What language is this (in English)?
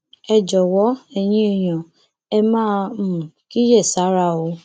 Yoruba